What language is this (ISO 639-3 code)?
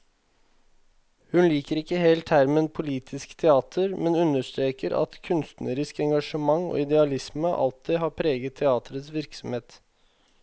nor